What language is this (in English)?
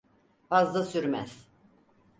Turkish